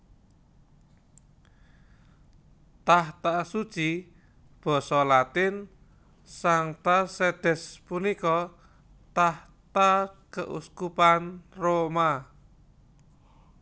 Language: Javanese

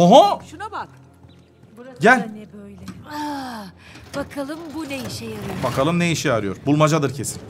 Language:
Turkish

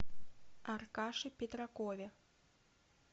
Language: Russian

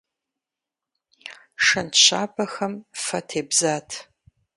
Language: Kabardian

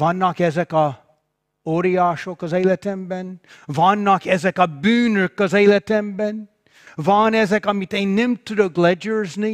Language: Hungarian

